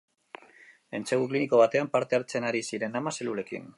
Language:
Basque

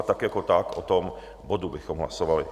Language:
Czech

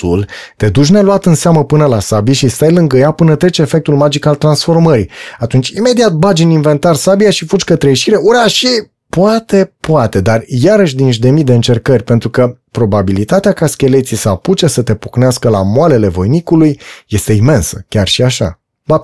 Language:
Romanian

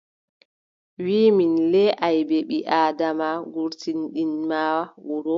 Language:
Adamawa Fulfulde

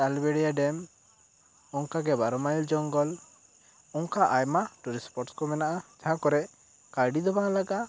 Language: Santali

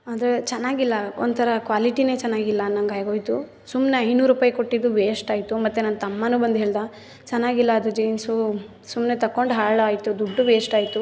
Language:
Kannada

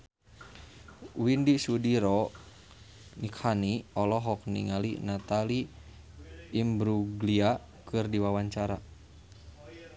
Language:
Sundanese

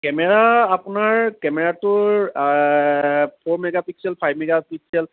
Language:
Assamese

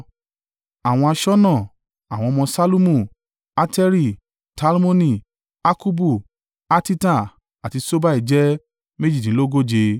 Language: Yoruba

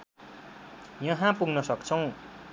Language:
Nepali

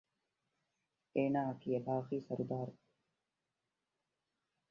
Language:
Divehi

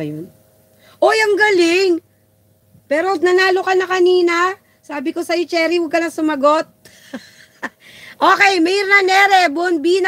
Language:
Filipino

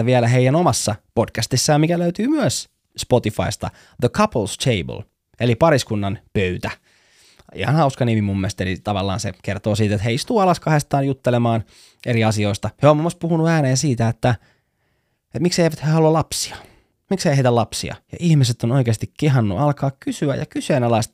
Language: Finnish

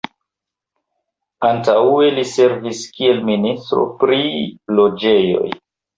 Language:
Esperanto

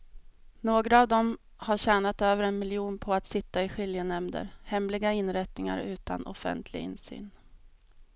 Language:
Swedish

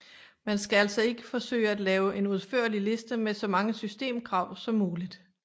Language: Danish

